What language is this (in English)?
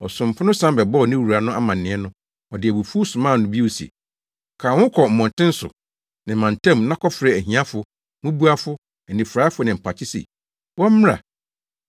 Akan